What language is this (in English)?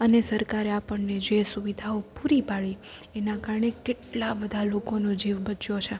Gujarati